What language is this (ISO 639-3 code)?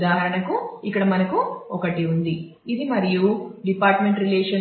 tel